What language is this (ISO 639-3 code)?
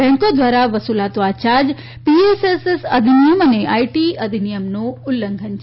guj